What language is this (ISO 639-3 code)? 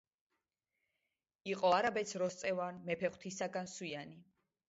kat